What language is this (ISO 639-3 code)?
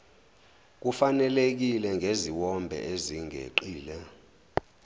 zul